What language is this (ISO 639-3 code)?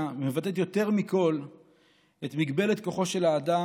heb